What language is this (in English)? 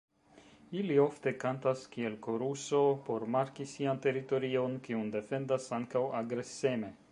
Esperanto